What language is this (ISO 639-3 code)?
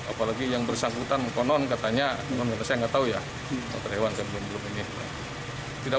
ind